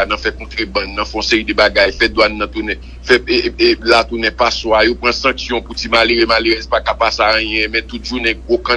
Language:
French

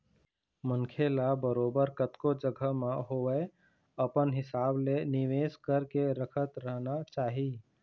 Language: Chhattisgarhi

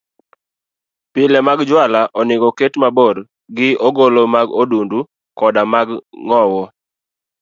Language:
Luo (Kenya and Tanzania)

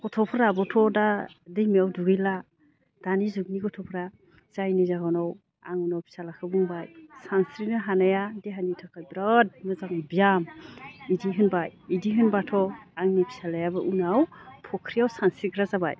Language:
Bodo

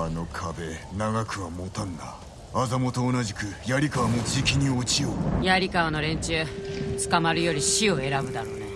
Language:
Japanese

